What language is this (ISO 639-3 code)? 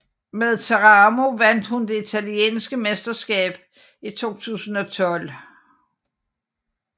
dan